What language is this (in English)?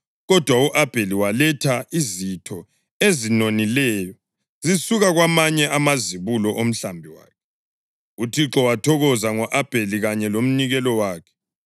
North Ndebele